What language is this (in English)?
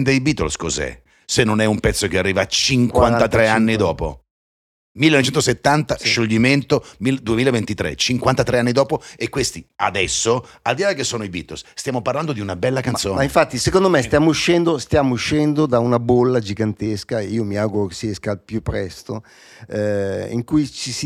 Italian